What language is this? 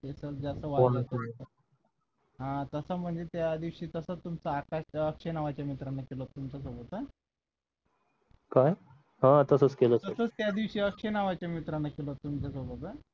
Marathi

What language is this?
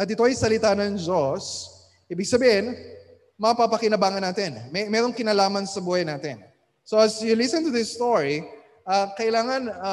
Filipino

